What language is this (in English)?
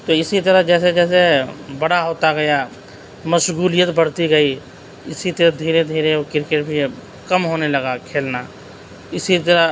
Urdu